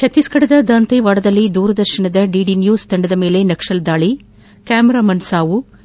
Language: Kannada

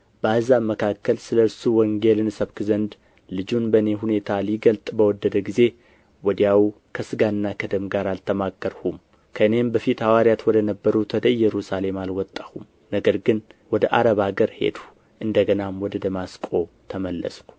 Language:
Amharic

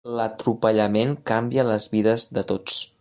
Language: Catalan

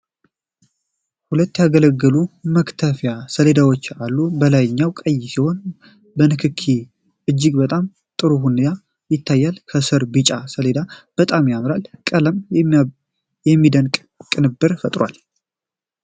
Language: Amharic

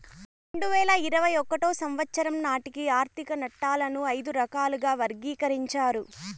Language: Telugu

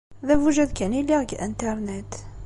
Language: Kabyle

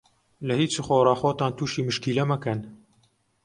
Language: Central Kurdish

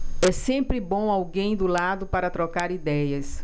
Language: Portuguese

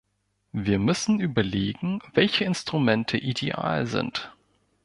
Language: German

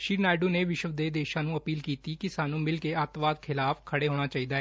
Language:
Punjabi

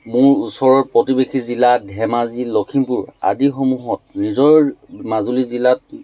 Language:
Assamese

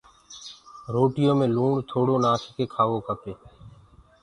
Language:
Gurgula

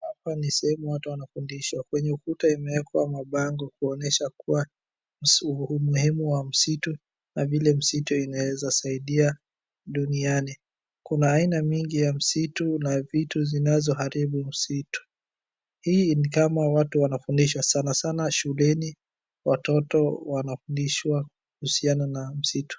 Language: Swahili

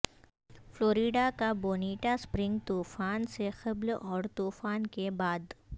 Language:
Urdu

